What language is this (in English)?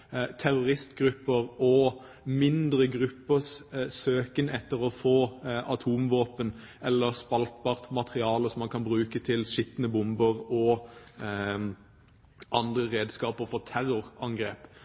Norwegian Bokmål